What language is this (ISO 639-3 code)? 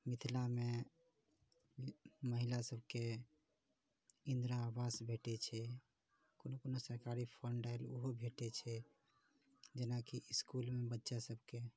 mai